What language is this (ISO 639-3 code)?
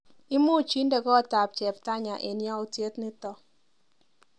kln